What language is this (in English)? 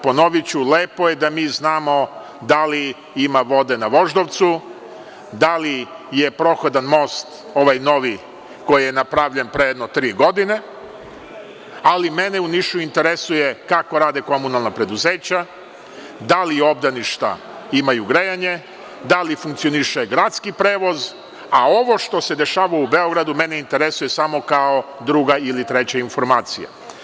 Serbian